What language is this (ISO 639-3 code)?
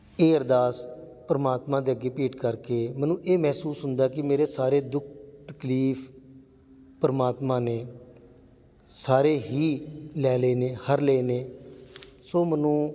pan